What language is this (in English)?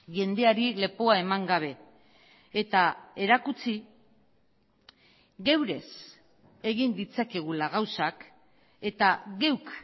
Basque